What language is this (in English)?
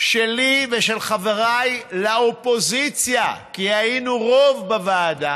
Hebrew